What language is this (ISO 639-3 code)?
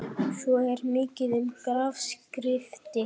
isl